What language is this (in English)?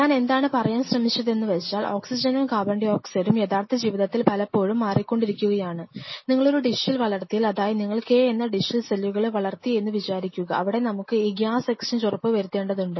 Malayalam